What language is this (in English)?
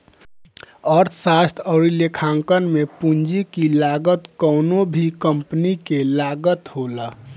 Bhojpuri